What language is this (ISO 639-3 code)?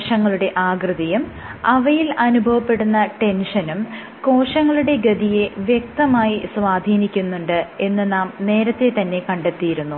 mal